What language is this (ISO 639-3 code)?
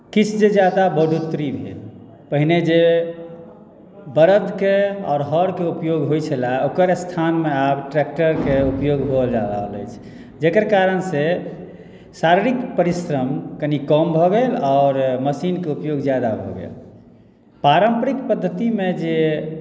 mai